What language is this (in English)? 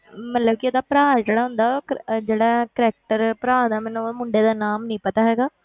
Punjabi